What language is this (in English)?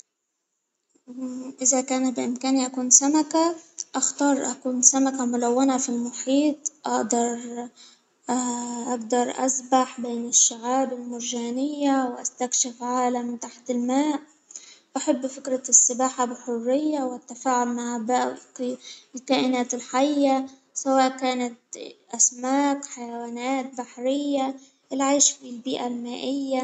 Hijazi Arabic